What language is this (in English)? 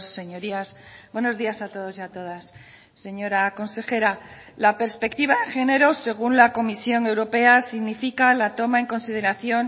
Spanish